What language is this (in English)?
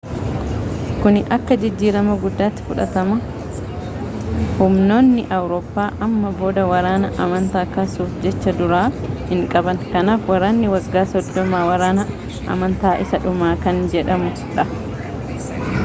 Oromo